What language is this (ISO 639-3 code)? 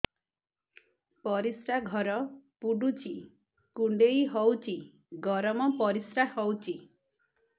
ori